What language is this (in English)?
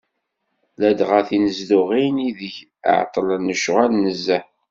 Kabyle